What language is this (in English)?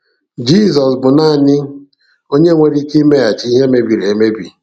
Igbo